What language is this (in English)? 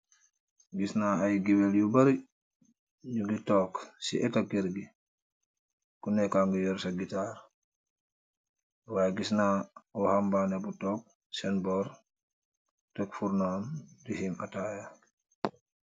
Wolof